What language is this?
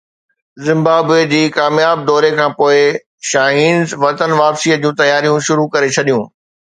Sindhi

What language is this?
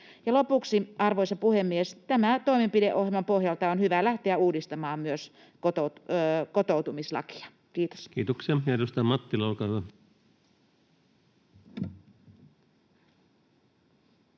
Finnish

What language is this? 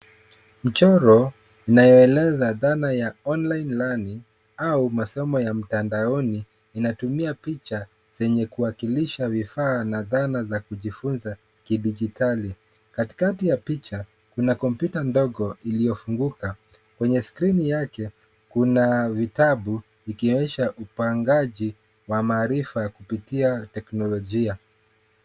Swahili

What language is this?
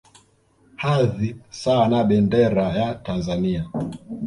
Swahili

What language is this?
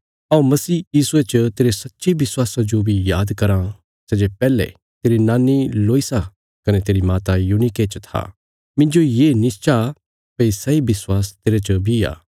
Bilaspuri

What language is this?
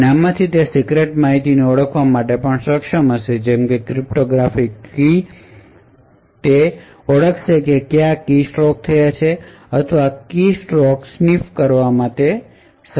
Gujarati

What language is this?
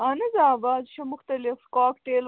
Kashmiri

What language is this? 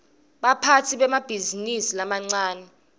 Swati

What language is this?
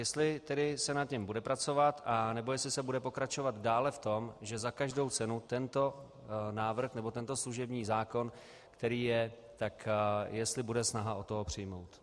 Czech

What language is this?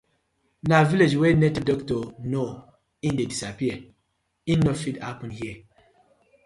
Nigerian Pidgin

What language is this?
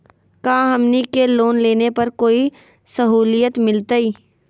Magahi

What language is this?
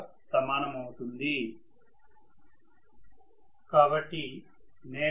Telugu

